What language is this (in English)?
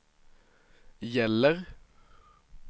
Swedish